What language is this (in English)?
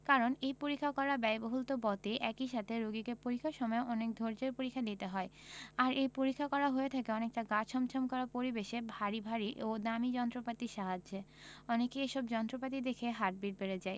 Bangla